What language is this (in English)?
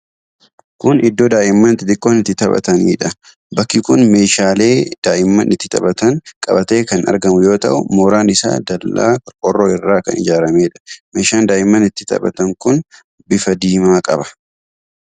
Oromo